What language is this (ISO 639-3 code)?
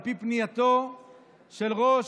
heb